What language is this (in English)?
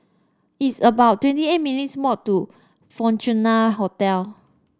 English